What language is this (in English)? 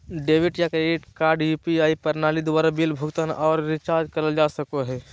Magahi